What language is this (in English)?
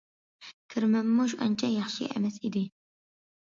Uyghur